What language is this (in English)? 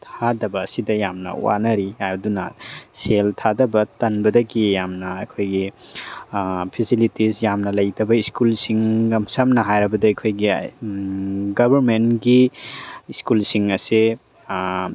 Manipuri